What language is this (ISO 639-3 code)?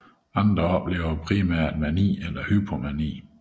dan